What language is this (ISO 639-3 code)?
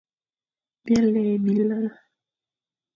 fan